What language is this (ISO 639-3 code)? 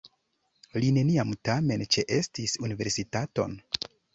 epo